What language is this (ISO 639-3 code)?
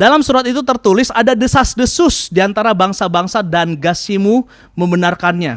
ind